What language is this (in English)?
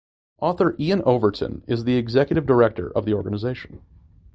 English